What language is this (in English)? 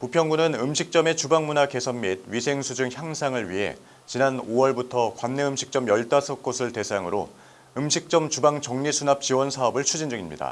Korean